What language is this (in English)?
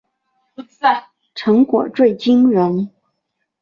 Chinese